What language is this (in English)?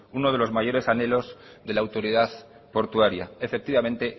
Spanish